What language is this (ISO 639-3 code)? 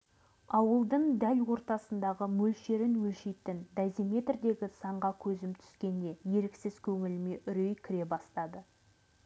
kaz